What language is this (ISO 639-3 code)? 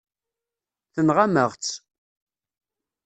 kab